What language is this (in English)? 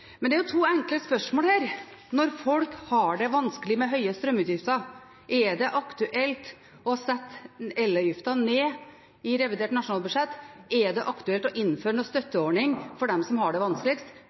Norwegian Bokmål